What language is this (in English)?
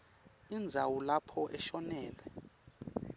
Swati